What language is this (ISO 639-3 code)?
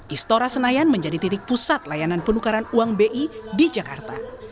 ind